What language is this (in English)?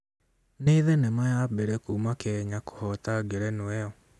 Kikuyu